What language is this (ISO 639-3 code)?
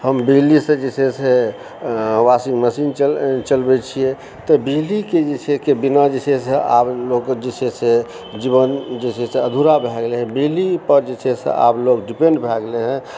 mai